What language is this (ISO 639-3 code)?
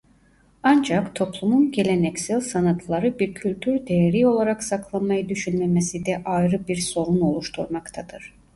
tur